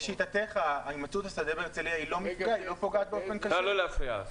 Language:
Hebrew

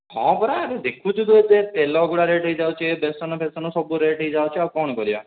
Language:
Odia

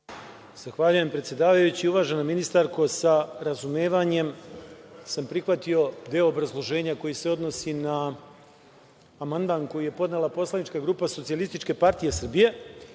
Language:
Serbian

